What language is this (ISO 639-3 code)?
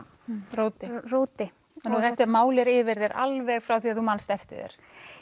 isl